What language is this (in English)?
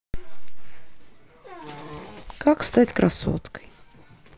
Russian